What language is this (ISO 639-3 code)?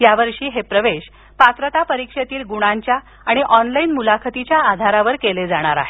mar